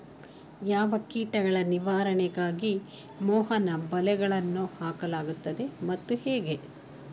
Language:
Kannada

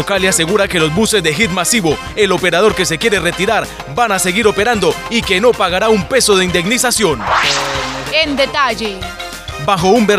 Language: Spanish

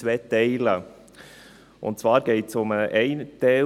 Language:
Swiss German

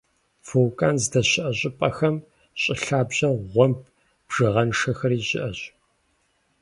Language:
Kabardian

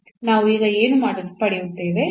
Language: Kannada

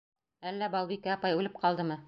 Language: Bashkir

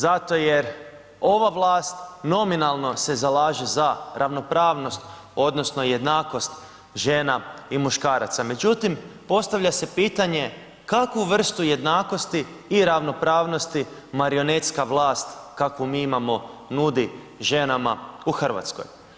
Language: Croatian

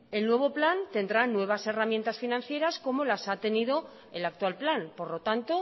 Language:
Spanish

